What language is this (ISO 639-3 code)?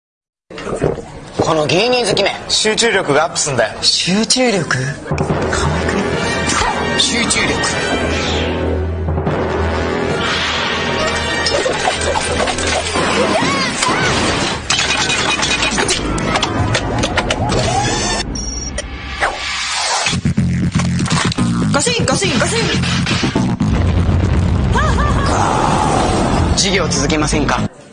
jpn